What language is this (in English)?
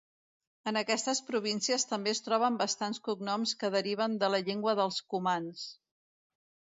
Catalan